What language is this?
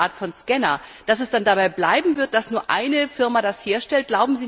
German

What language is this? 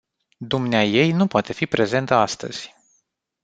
Romanian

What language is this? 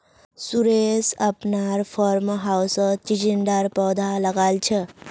Magahi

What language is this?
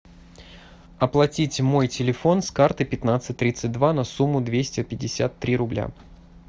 Russian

